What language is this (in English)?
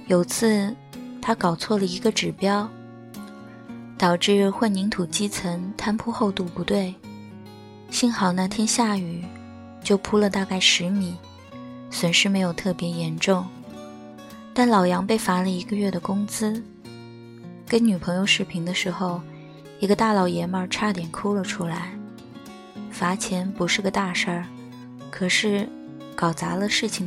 Chinese